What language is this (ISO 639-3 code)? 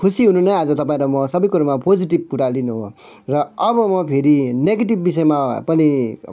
nep